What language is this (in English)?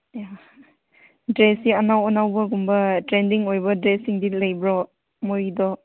Manipuri